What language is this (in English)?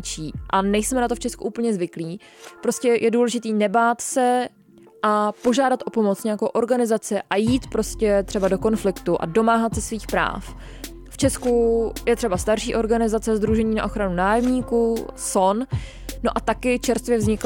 Czech